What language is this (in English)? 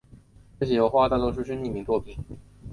Chinese